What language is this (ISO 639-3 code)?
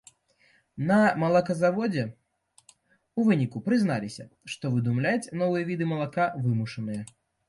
bel